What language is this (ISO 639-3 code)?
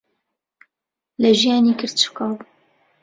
ckb